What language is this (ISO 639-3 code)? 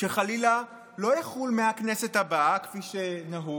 heb